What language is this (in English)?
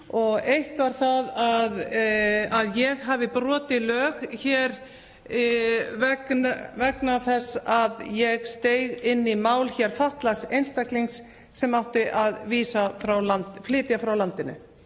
Icelandic